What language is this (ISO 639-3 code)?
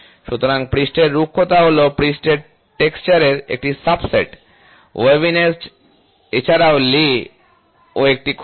ben